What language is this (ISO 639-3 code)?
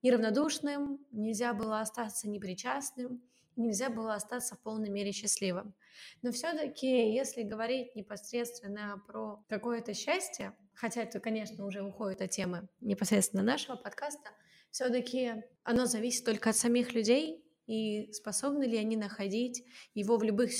rus